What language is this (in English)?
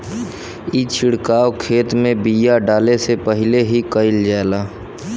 Bhojpuri